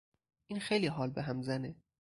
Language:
Persian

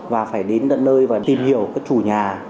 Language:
Vietnamese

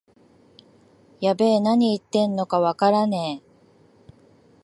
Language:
Japanese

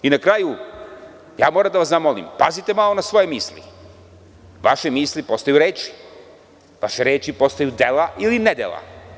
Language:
Serbian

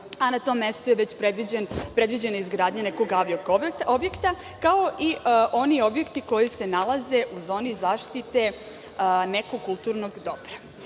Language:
Serbian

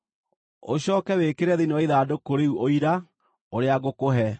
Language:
Kikuyu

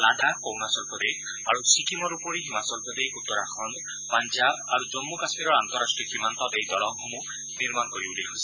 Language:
Assamese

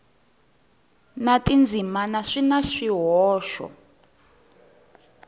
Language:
Tsonga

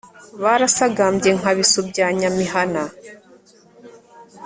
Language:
Kinyarwanda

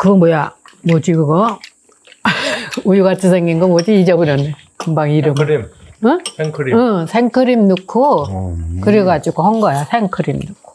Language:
Korean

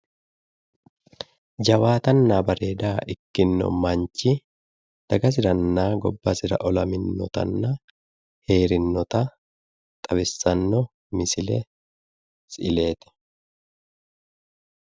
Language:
Sidamo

